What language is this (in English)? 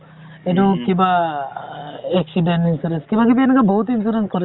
Assamese